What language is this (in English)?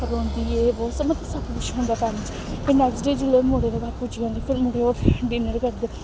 Dogri